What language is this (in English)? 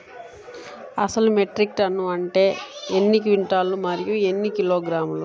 Telugu